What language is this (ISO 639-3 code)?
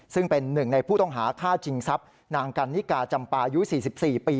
tha